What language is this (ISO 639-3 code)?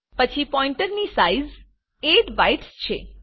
guj